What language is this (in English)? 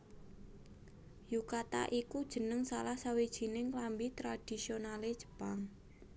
Javanese